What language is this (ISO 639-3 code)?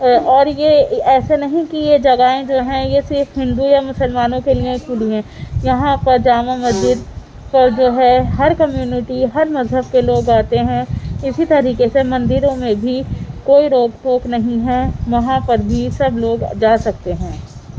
urd